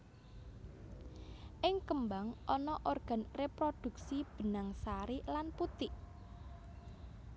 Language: Javanese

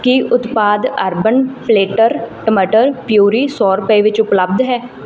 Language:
Punjabi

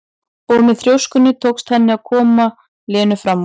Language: Icelandic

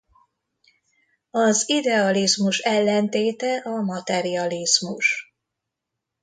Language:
Hungarian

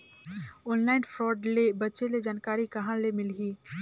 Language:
Chhattisgarhi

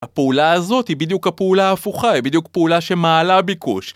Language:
Hebrew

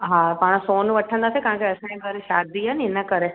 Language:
Sindhi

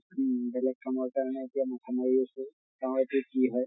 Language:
Assamese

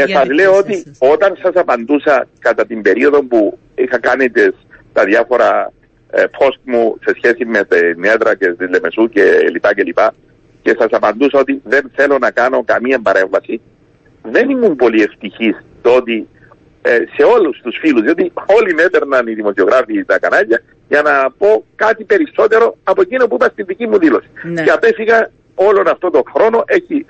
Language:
Greek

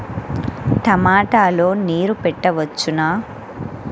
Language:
Telugu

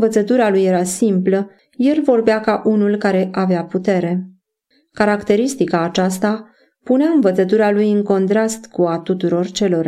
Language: Romanian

